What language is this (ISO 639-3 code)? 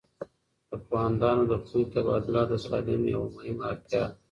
pus